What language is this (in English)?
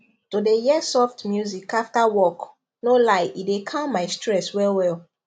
Nigerian Pidgin